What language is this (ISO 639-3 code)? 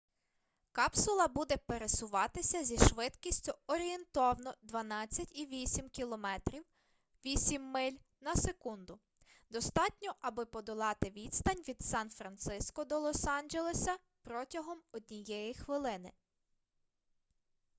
ukr